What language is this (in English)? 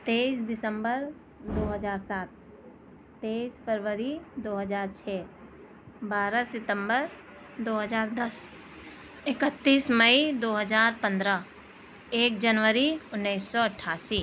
Urdu